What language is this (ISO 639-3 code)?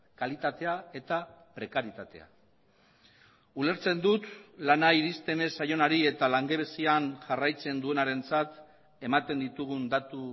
eus